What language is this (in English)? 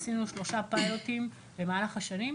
Hebrew